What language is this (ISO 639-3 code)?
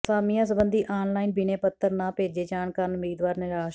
pan